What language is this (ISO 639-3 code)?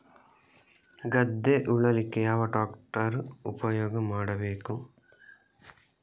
kan